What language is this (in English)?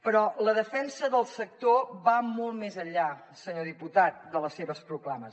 Catalan